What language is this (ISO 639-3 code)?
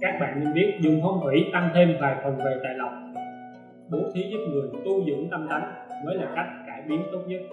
vie